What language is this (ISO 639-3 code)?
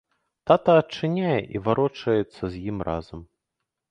bel